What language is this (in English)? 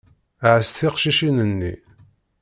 Kabyle